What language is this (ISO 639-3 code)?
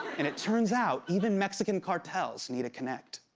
eng